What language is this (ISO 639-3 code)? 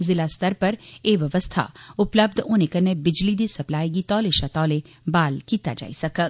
doi